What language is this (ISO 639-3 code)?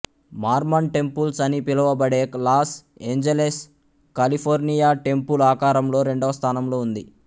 tel